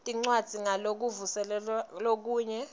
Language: Swati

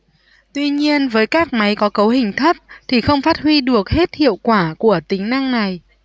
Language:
Vietnamese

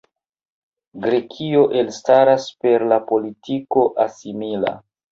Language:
Esperanto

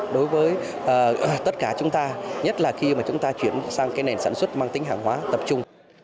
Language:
Vietnamese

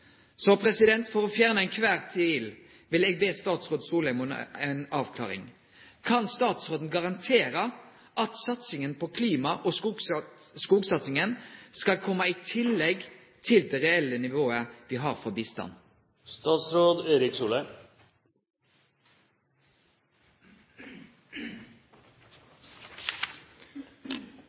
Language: Norwegian Nynorsk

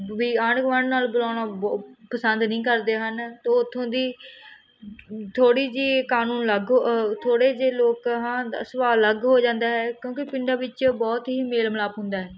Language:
Punjabi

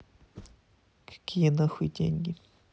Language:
Russian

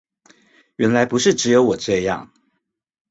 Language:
Chinese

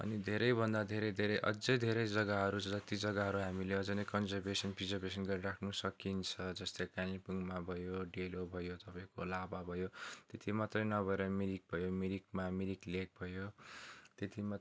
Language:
Nepali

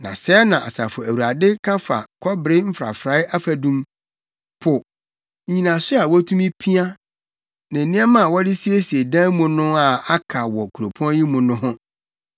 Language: Akan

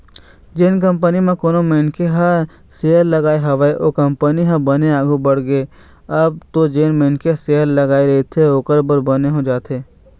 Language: Chhattisgarhi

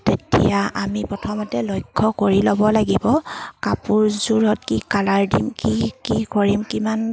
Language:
Assamese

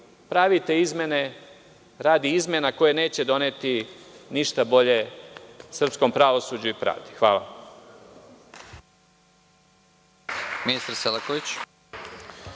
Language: Serbian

